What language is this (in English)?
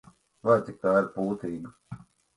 Latvian